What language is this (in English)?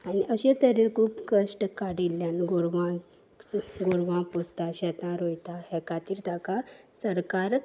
Konkani